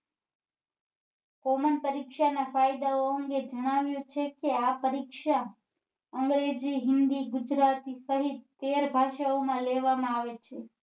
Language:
Gujarati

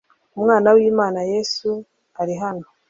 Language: Kinyarwanda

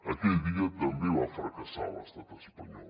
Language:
Catalan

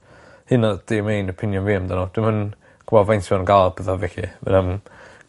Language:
Welsh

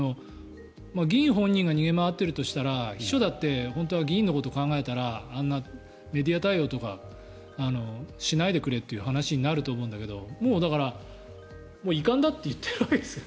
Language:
Japanese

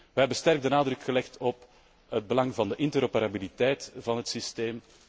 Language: Dutch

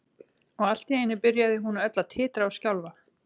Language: Icelandic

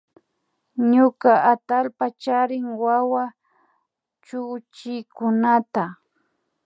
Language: Imbabura Highland Quichua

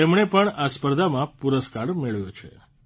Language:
Gujarati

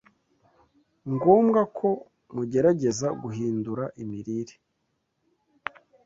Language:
Kinyarwanda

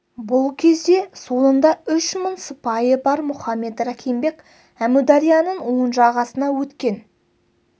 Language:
Kazakh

